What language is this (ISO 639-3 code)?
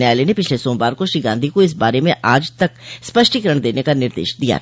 hin